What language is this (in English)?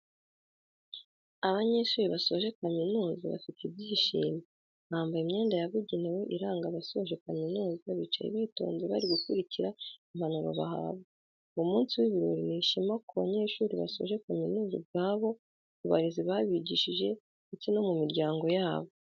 Kinyarwanda